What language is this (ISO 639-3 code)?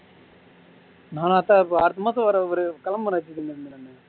tam